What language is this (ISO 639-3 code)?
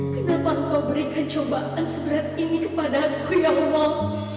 ind